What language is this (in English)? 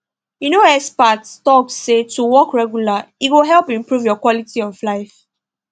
Nigerian Pidgin